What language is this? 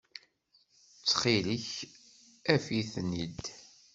Kabyle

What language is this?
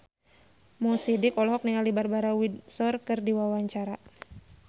Sundanese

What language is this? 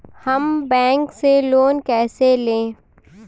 Hindi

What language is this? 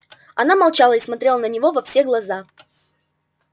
Russian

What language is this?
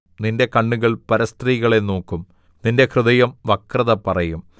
Malayalam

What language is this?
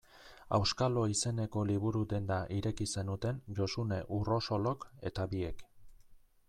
Basque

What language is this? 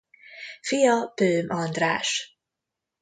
Hungarian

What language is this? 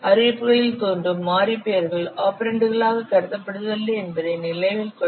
Tamil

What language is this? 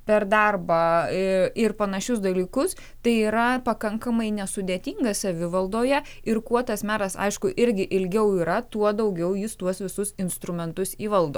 Lithuanian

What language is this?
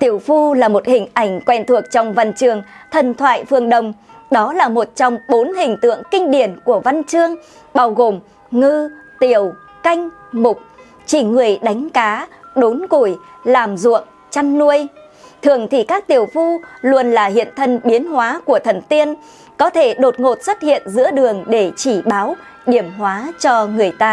Vietnamese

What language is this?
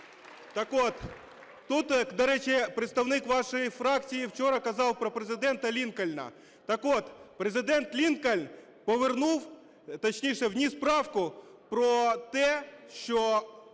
Ukrainian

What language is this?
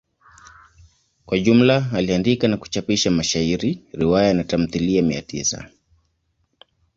Swahili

